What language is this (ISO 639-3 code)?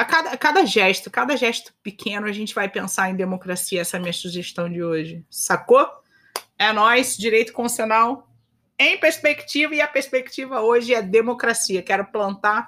por